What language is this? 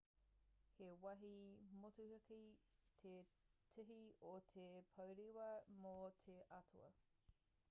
Māori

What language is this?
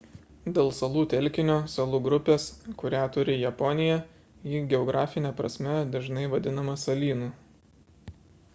Lithuanian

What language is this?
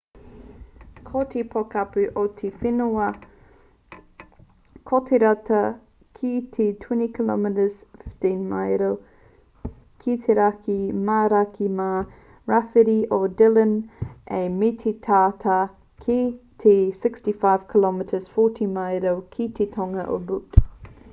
Māori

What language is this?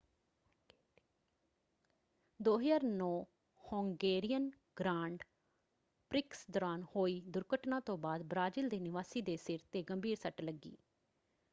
Punjabi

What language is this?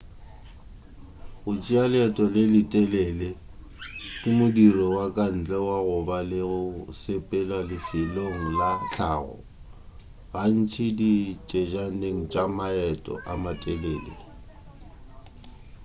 Northern Sotho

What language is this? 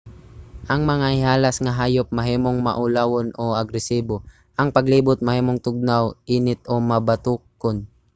Cebuano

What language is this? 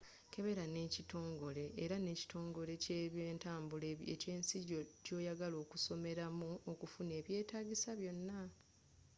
Ganda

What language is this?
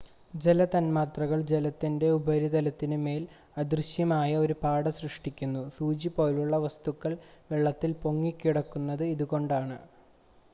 Malayalam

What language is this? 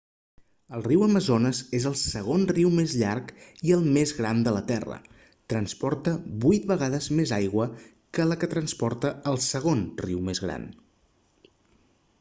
Catalan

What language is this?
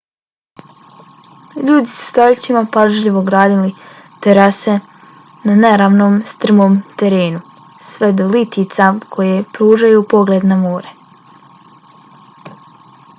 Bosnian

